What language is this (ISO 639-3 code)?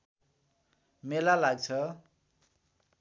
nep